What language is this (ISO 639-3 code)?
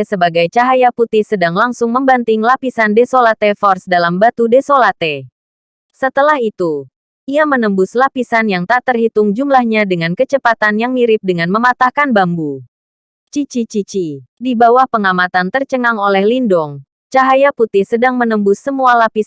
ind